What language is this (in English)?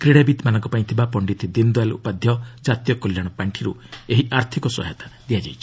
Odia